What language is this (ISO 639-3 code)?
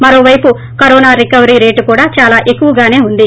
tel